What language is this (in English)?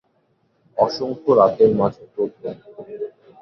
Bangla